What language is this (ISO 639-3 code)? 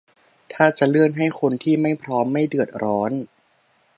tha